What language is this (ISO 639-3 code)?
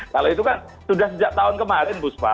ind